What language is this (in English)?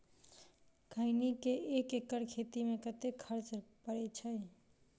Maithili